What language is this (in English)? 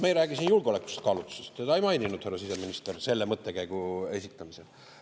Estonian